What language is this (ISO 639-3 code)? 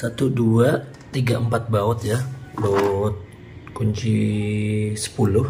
ind